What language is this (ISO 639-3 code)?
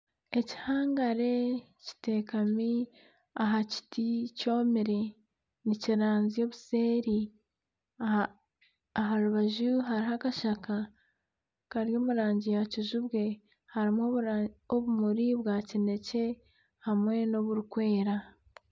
nyn